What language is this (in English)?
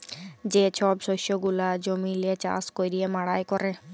Bangla